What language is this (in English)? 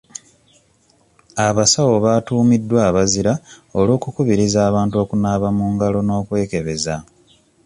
Ganda